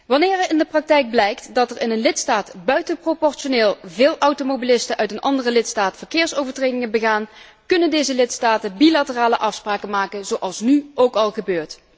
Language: Dutch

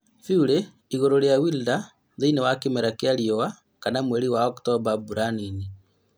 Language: Kikuyu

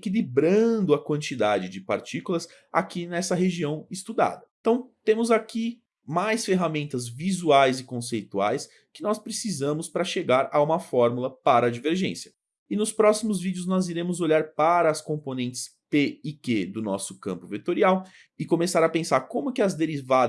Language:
Portuguese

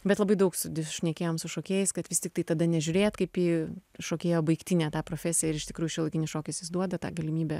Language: Lithuanian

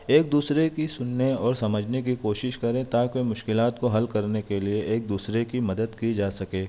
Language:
Urdu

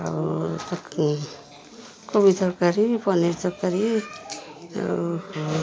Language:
Odia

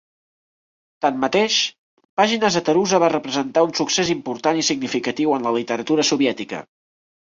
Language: Catalan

